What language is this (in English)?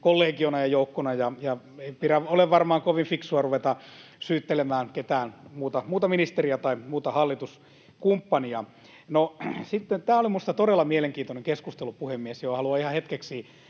Finnish